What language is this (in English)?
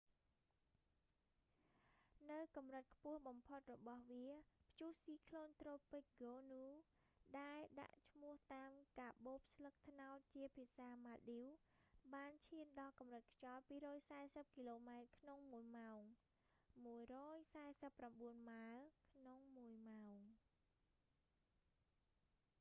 Khmer